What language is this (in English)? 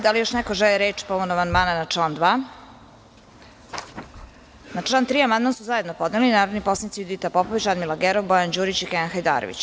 Serbian